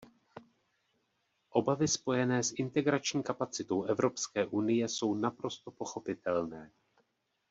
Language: Czech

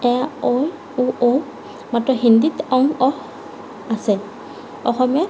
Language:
Assamese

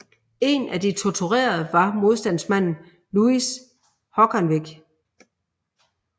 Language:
Danish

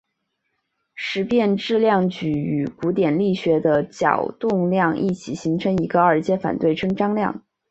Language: Chinese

